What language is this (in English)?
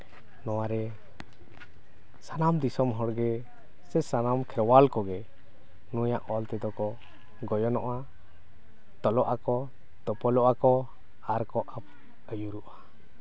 Santali